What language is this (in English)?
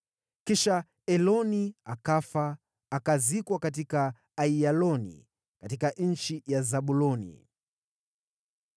Swahili